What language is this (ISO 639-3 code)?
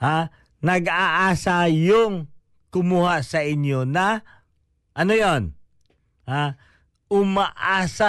fil